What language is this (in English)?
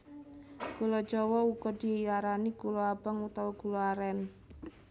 Javanese